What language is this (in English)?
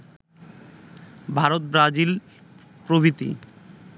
Bangla